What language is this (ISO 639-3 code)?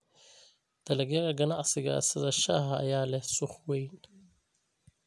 som